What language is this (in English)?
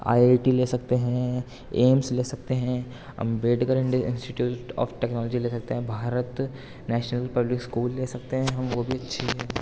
Urdu